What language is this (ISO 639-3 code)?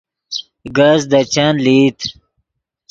ydg